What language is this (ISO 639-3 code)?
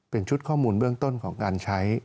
tha